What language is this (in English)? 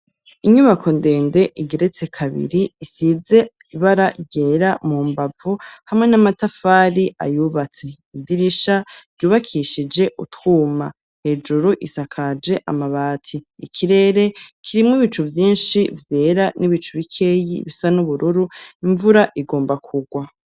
Rundi